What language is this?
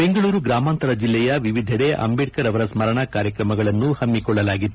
Kannada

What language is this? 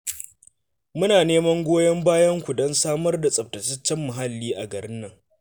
Hausa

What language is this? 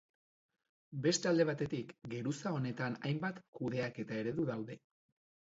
Basque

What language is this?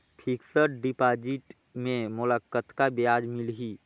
Chhattisgarhi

